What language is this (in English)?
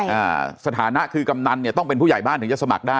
Thai